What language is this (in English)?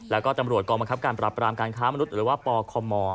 Thai